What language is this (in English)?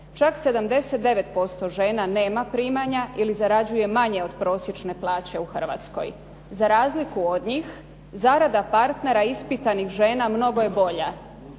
Croatian